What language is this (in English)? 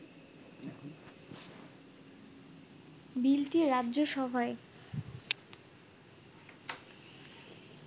Bangla